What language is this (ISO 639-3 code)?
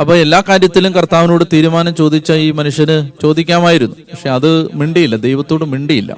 mal